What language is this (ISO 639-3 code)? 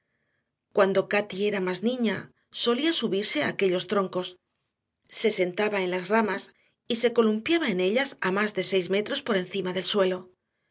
spa